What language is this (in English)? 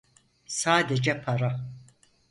Turkish